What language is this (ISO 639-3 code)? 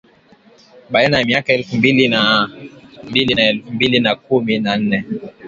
swa